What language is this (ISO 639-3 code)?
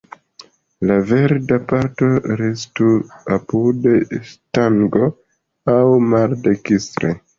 epo